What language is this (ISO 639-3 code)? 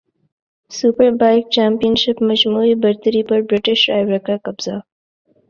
urd